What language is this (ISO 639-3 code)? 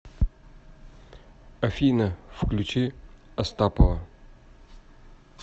rus